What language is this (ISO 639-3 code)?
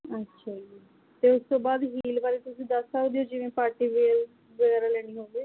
pan